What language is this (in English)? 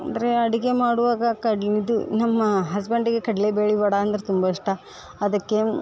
Kannada